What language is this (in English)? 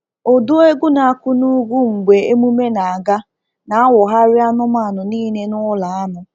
Igbo